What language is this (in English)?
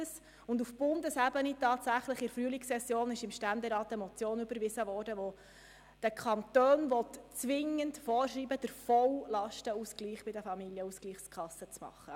Swiss German